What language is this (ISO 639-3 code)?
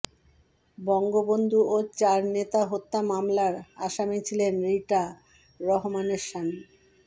ben